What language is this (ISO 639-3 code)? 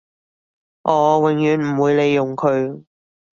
yue